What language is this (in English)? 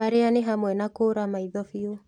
Kikuyu